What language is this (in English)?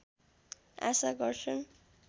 Nepali